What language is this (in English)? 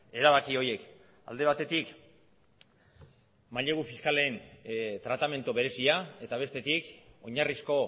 Basque